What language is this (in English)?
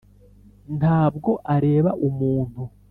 Kinyarwanda